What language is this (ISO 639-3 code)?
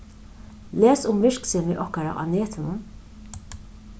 fao